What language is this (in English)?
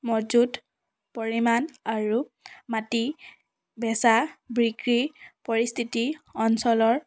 Assamese